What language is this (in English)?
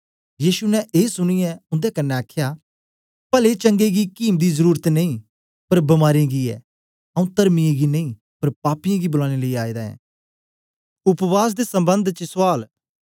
Dogri